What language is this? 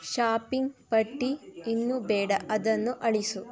Kannada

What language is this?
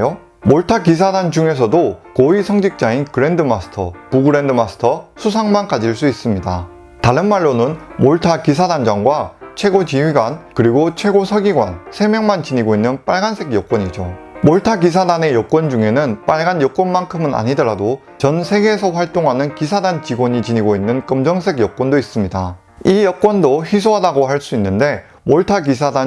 Korean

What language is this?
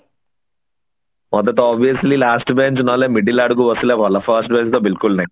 Odia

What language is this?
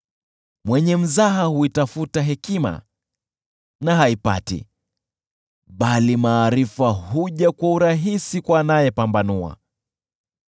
Swahili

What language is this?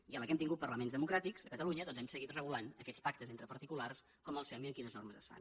Catalan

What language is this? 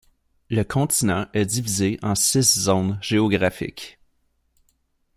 French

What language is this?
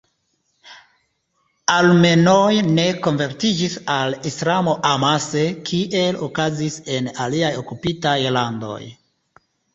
Esperanto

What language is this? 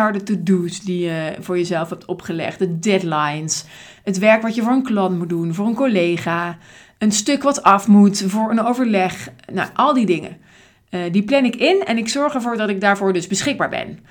Dutch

